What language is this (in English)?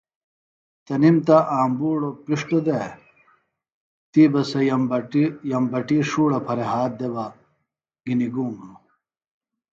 Phalura